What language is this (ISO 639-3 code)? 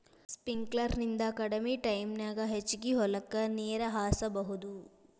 kan